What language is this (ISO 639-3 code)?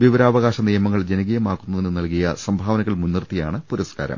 mal